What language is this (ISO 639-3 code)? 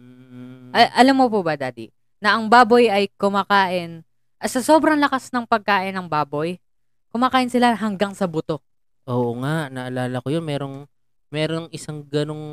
fil